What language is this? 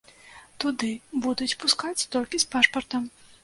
Belarusian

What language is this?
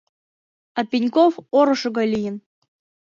Mari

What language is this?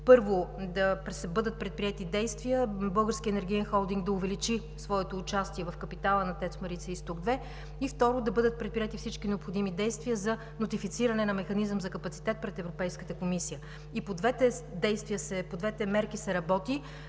Bulgarian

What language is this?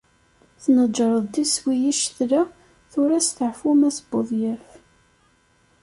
Kabyle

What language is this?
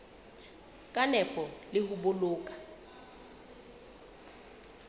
Southern Sotho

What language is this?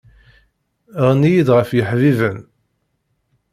Kabyle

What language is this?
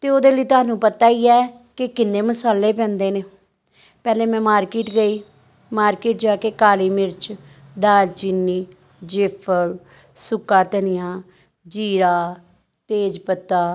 Punjabi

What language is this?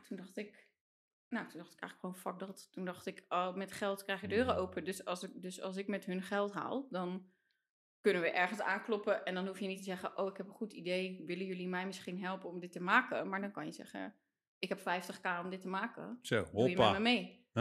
Dutch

